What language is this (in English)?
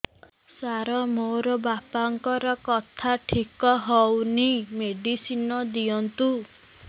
Odia